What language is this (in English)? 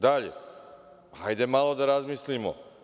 Serbian